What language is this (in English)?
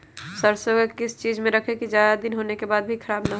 Magahi